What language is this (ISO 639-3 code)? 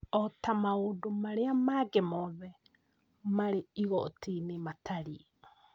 kik